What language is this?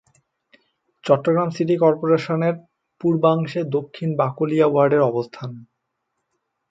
Bangla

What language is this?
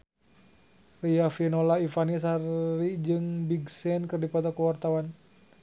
Sundanese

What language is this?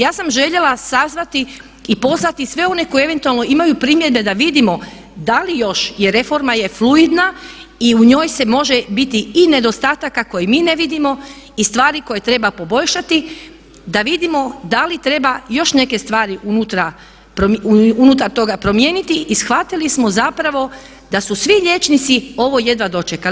Croatian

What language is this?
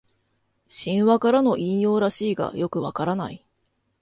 Japanese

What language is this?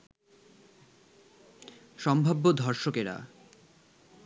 Bangla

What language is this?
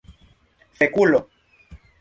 Esperanto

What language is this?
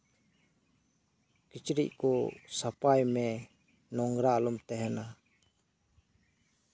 Santali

